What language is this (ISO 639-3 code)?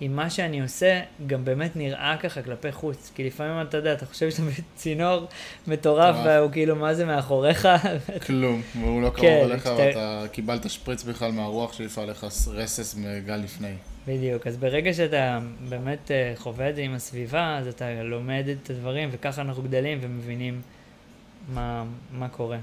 heb